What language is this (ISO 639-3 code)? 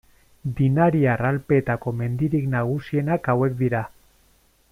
eus